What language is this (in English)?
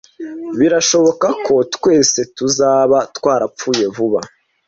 Kinyarwanda